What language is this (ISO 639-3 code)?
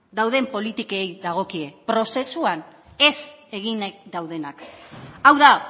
eus